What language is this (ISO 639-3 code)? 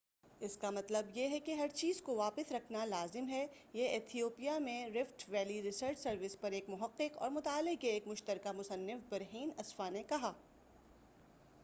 urd